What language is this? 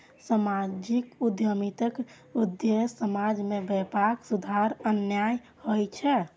Maithili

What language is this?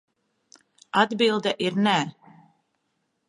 Latvian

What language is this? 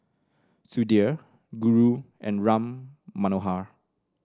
English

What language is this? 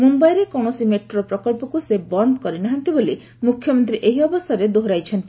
Odia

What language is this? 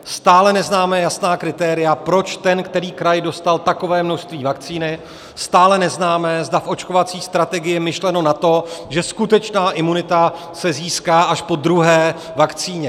Czech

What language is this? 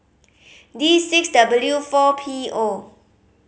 English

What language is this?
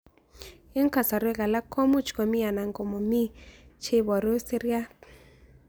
Kalenjin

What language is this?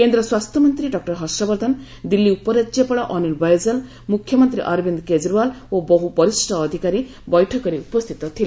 Odia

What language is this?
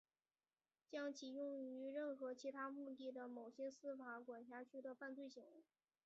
Chinese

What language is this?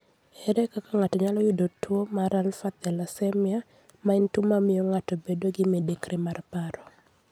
Luo (Kenya and Tanzania)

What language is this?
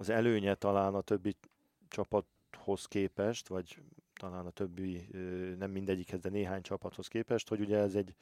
Hungarian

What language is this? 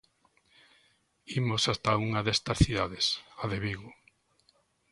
Galician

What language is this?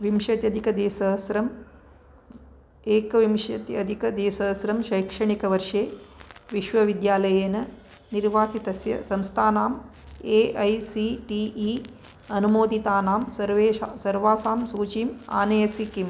Sanskrit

